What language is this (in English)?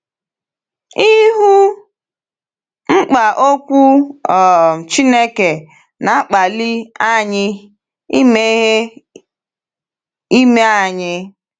Igbo